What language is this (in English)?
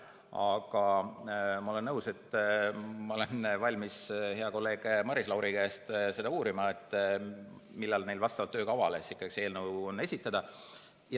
Estonian